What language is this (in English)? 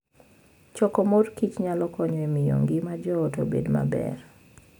Luo (Kenya and Tanzania)